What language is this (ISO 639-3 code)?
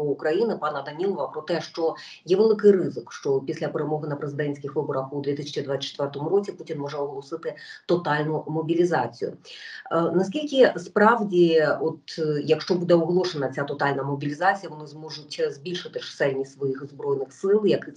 ukr